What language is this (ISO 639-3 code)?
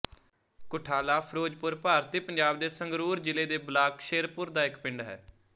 pan